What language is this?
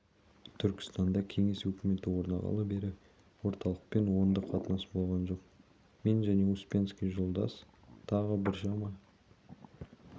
Kazakh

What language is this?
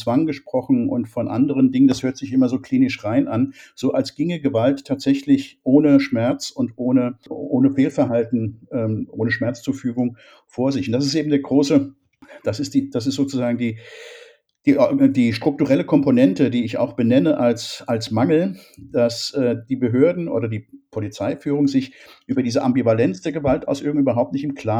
German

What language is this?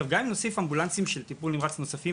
Hebrew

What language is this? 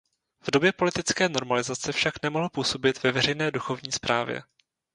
Czech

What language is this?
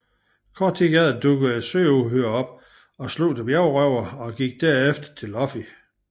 Danish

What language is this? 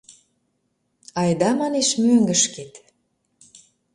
Mari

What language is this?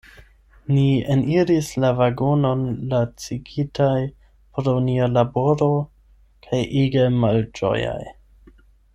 Esperanto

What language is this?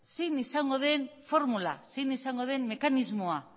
Basque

